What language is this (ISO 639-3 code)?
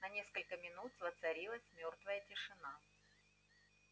rus